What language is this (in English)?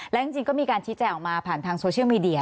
Thai